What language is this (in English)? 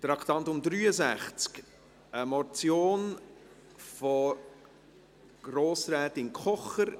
Swiss German